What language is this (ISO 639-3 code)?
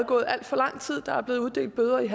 dan